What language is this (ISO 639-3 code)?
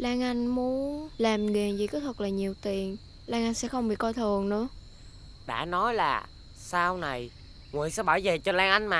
vie